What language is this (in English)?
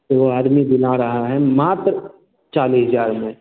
Hindi